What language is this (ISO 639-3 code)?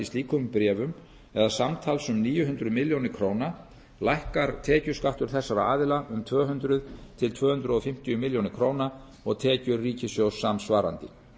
isl